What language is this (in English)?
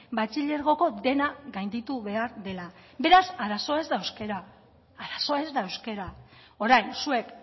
Basque